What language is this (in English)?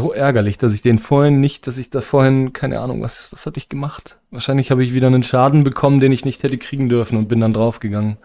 German